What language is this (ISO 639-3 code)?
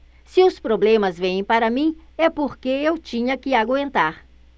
por